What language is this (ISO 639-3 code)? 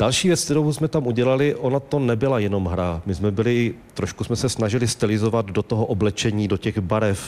ces